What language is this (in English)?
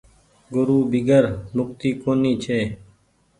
Goaria